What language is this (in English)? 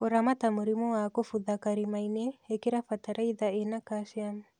Kikuyu